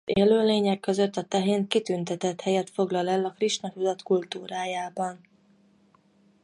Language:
Hungarian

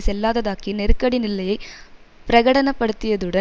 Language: Tamil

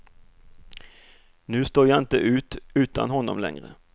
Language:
Swedish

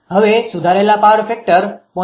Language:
Gujarati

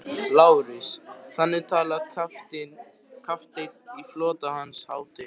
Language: Icelandic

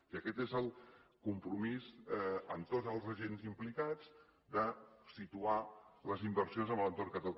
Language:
Catalan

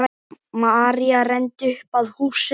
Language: Icelandic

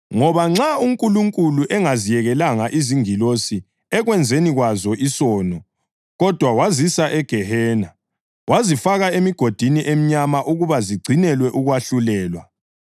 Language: North Ndebele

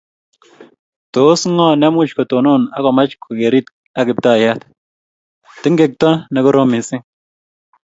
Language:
Kalenjin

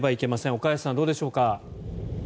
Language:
Japanese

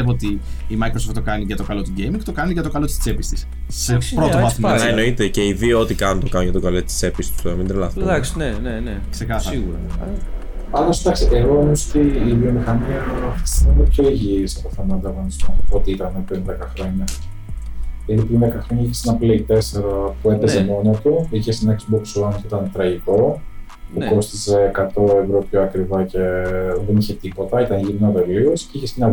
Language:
Greek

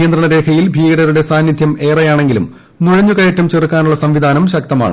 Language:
Malayalam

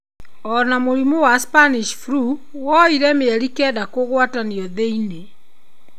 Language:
Kikuyu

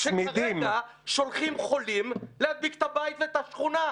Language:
Hebrew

